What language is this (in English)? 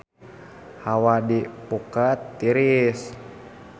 Sundanese